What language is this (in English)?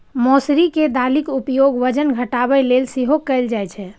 Maithili